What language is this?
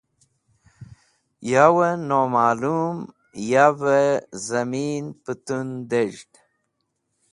Wakhi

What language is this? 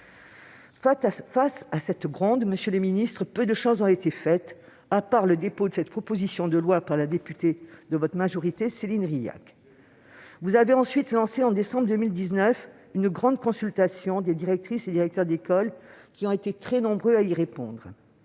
French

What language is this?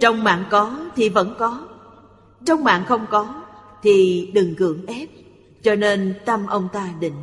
Vietnamese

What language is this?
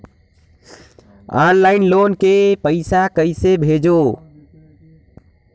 Chhattisgarhi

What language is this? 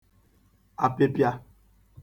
Igbo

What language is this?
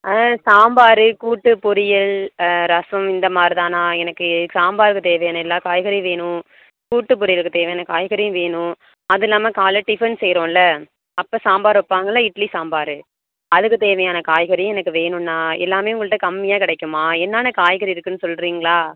Tamil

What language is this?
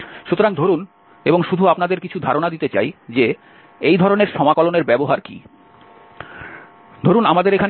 Bangla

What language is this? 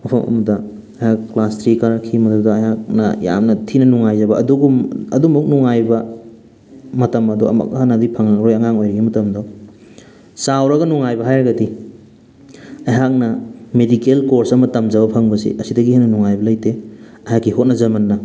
Manipuri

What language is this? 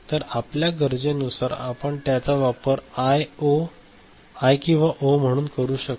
Marathi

